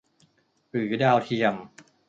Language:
Thai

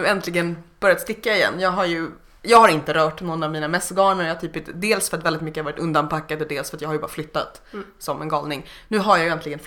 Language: Swedish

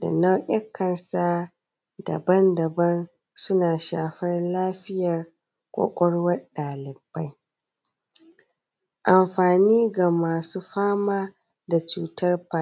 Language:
Hausa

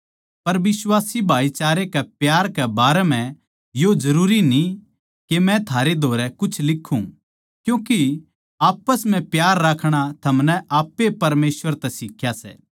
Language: Haryanvi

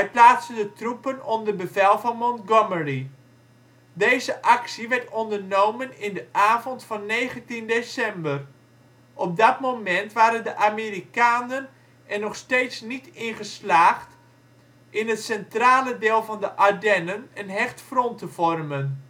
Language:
Dutch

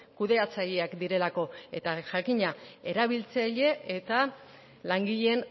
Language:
Basque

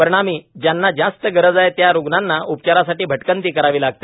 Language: Marathi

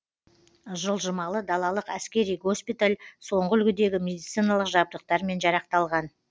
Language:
Kazakh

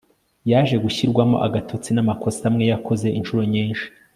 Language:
Kinyarwanda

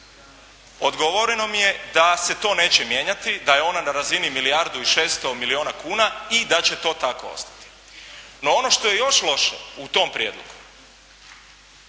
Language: Croatian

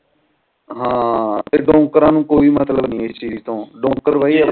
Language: Punjabi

